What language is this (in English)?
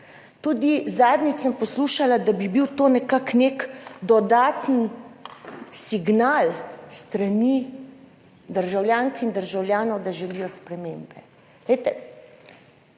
Slovenian